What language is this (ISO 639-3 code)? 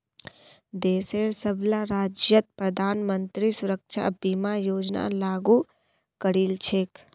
mag